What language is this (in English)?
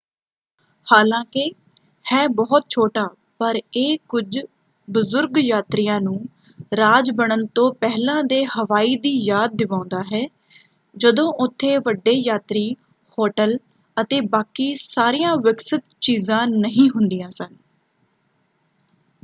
Punjabi